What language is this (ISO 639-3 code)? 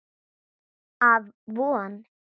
isl